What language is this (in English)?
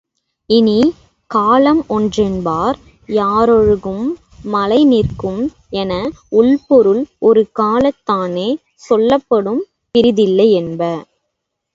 Tamil